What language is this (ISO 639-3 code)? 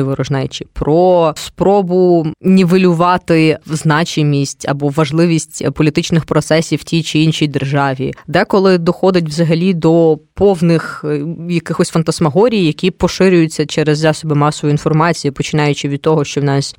ukr